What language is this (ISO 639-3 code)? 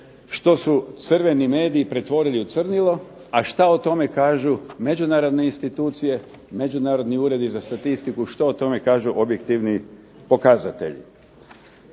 hrv